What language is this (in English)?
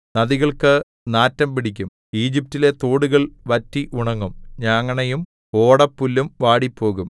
Malayalam